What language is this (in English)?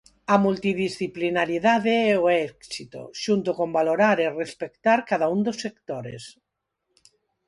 Galician